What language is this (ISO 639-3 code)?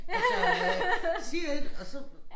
dan